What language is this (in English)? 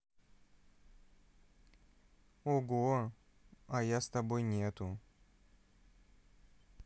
Russian